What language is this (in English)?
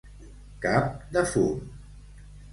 Catalan